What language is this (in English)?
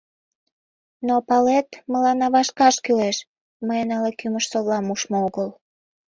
Mari